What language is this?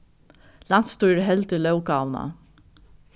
Faroese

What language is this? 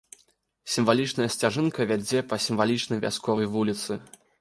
Belarusian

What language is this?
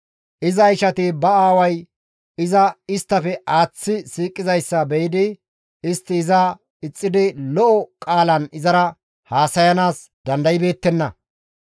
Gamo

